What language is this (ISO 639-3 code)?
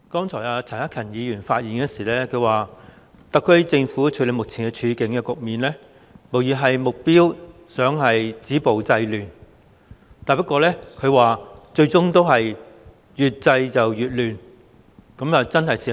yue